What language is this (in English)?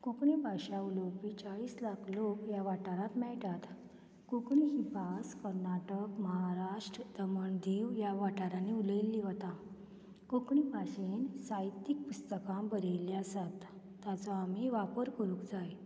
Konkani